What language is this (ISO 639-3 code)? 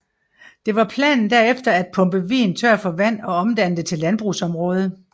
dan